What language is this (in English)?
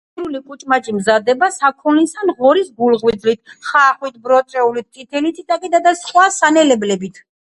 Georgian